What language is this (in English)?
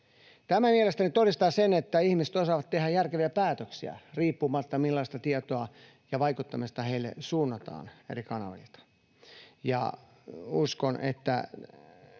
Finnish